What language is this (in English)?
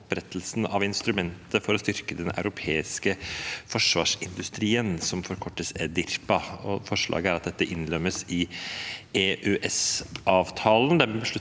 Norwegian